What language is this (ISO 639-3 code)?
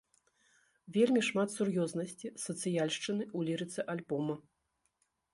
bel